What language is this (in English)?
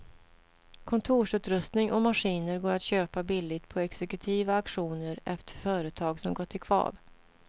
Swedish